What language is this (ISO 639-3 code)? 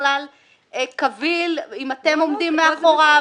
heb